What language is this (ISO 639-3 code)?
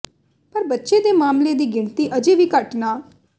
pan